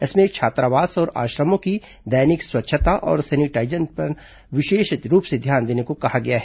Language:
Hindi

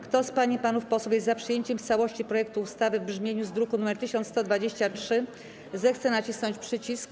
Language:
Polish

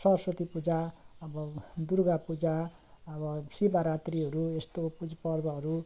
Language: Nepali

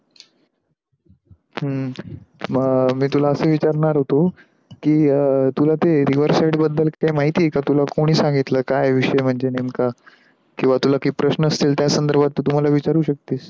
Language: Marathi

